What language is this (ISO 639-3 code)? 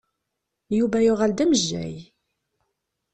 kab